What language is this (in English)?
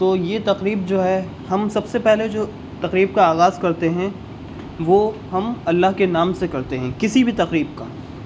Urdu